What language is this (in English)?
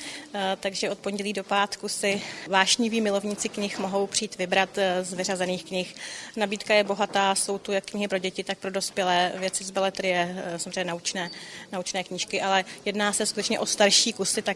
Czech